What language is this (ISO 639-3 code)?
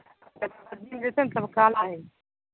mai